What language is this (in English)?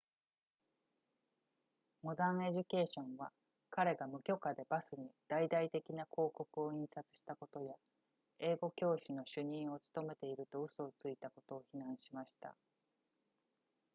Japanese